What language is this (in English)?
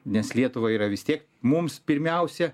Lithuanian